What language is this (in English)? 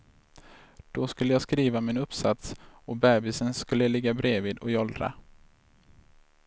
Swedish